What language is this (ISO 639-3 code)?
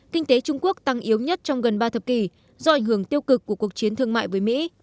vie